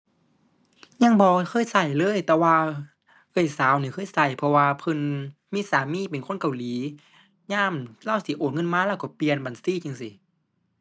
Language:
Thai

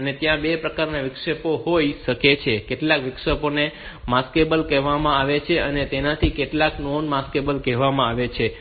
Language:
Gujarati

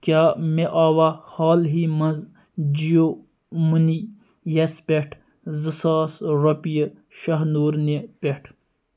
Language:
Kashmiri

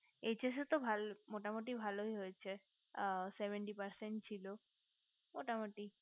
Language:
Bangla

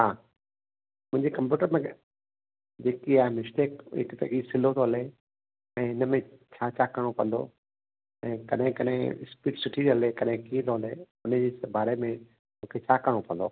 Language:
Sindhi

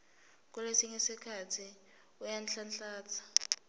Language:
Swati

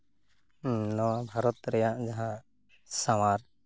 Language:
Santali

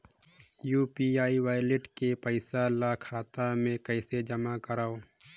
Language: Chhattisgarhi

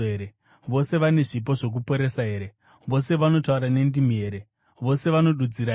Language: Shona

